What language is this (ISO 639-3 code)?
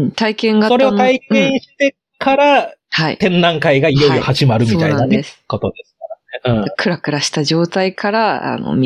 jpn